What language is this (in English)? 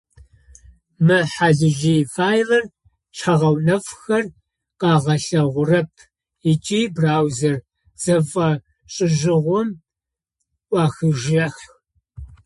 Adyghe